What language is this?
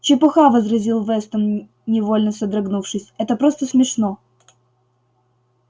Russian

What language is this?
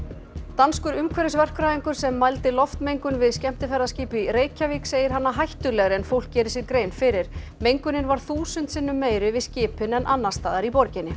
Icelandic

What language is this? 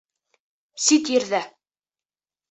Bashkir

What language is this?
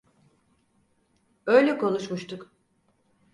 Turkish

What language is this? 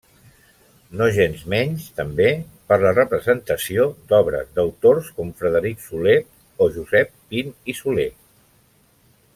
Catalan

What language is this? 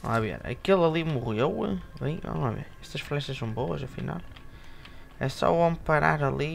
Portuguese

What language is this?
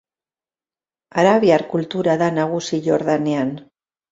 Basque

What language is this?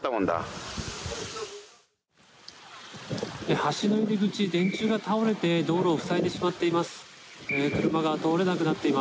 Japanese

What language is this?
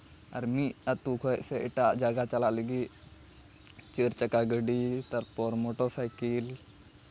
Santali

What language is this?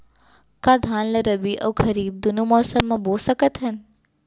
Chhattisgarhi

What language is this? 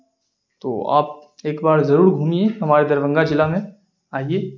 Urdu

